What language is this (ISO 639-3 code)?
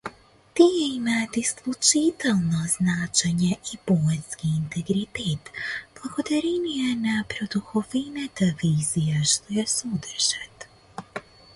mkd